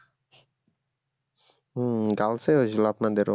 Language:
Bangla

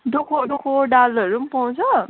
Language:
Nepali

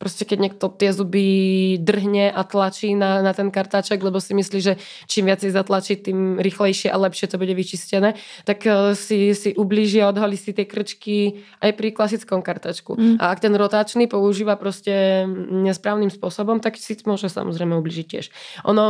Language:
Czech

